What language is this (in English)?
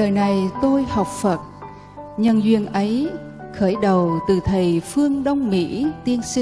Vietnamese